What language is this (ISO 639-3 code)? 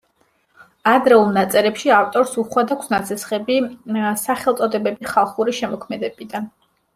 kat